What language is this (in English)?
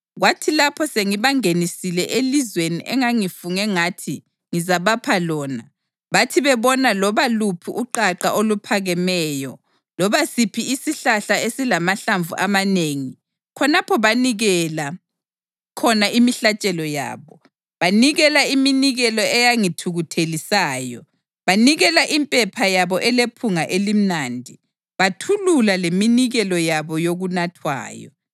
North Ndebele